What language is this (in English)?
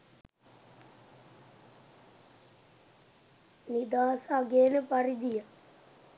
Sinhala